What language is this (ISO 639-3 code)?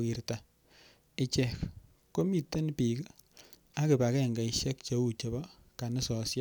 kln